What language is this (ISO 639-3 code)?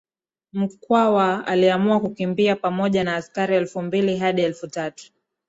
swa